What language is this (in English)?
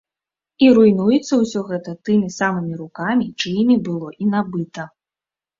Belarusian